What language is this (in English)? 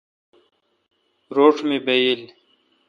Kalkoti